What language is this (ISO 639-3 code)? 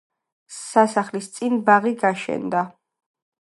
kat